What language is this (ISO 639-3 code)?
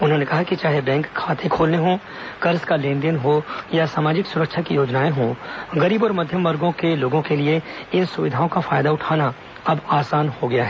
hin